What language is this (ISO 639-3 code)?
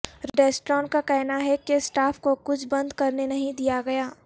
urd